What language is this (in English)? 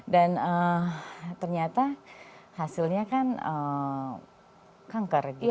Indonesian